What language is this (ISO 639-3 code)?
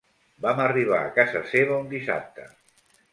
cat